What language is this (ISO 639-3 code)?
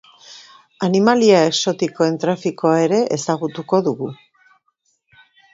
eus